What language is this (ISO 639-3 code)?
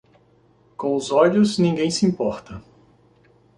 por